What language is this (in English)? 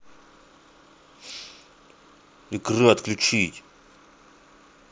Russian